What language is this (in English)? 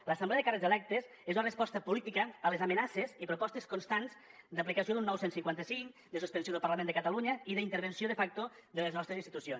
Catalan